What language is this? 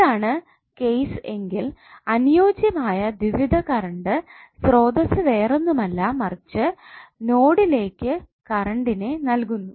Malayalam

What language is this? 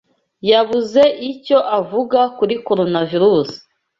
Kinyarwanda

